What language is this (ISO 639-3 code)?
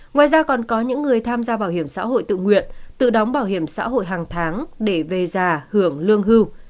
vie